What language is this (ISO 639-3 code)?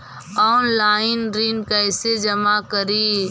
mag